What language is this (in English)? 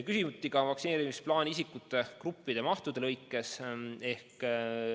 Estonian